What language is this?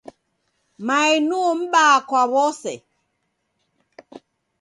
Taita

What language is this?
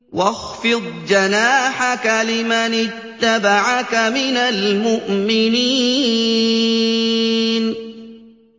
Arabic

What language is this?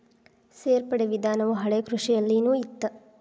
Kannada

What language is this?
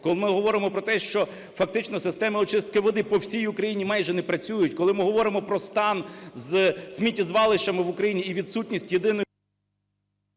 Ukrainian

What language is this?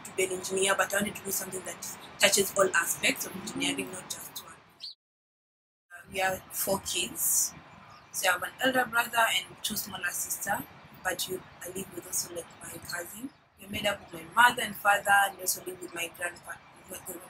English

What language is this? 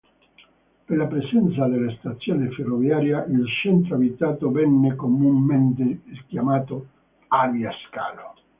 Italian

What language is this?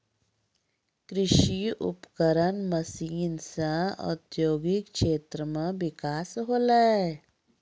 Maithili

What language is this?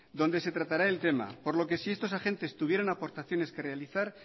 Spanish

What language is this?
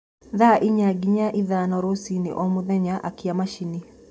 Kikuyu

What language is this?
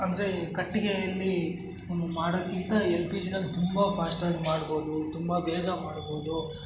Kannada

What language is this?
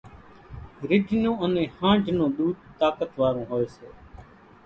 Kachi Koli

